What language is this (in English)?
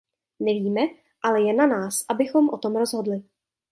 Czech